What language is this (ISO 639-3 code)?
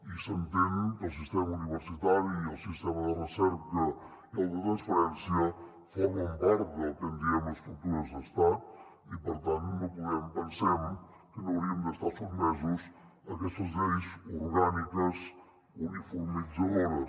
cat